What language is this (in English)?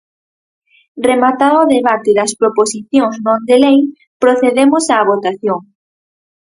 Galician